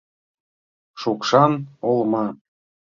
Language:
Mari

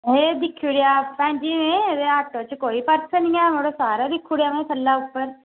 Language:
Dogri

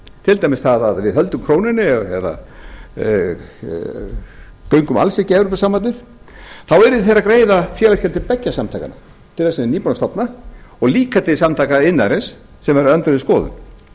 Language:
Icelandic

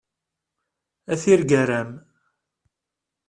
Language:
Kabyle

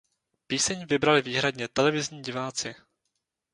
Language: Czech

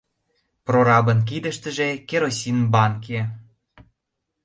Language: Mari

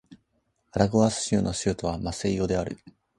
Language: Japanese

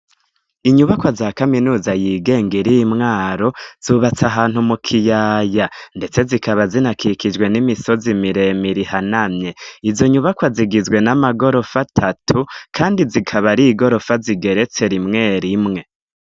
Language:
Rundi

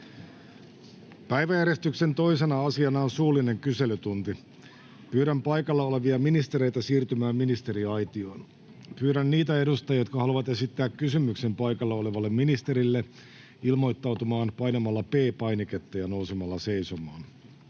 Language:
Finnish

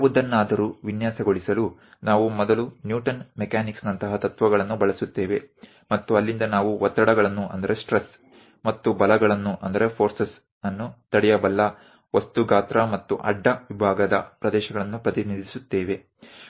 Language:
Kannada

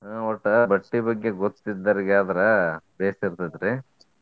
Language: Kannada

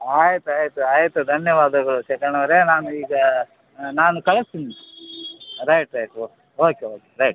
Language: Kannada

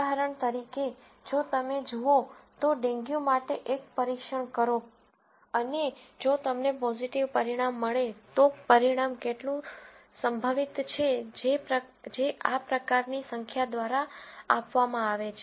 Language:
Gujarati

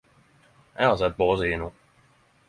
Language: Norwegian Nynorsk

